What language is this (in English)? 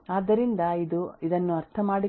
Kannada